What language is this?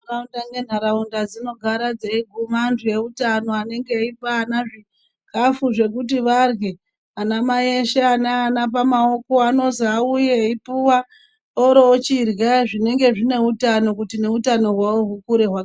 Ndau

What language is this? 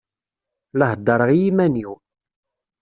Kabyle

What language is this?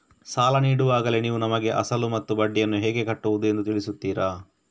Kannada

